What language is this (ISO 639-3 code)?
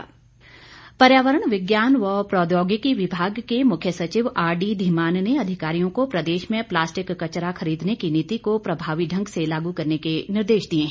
hin